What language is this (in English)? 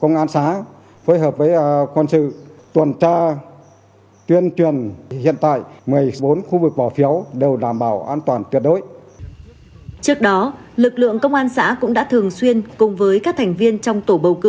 Vietnamese